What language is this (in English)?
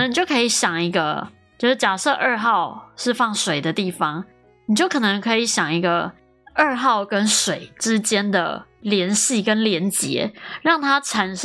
Chinese